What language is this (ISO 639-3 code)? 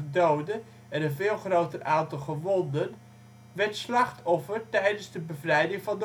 nld